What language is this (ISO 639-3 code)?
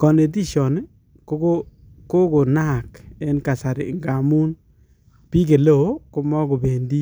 kln